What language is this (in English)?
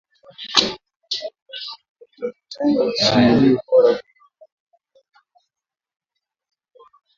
Swahili